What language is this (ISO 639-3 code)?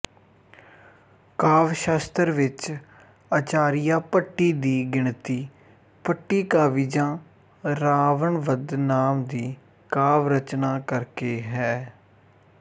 pan